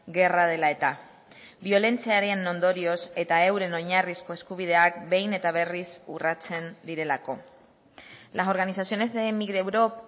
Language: Basque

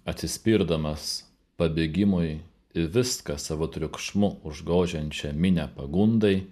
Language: Lithuanian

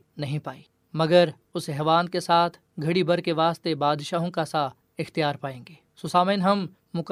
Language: Urdu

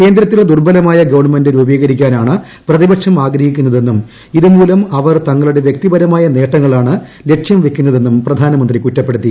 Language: Malayalam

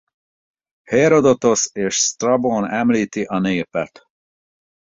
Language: Hungarian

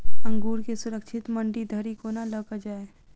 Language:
Maithili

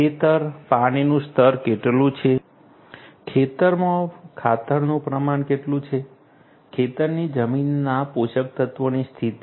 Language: Gujarati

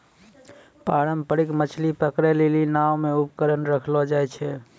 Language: Maithili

